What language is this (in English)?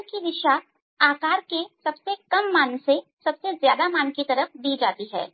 Hindi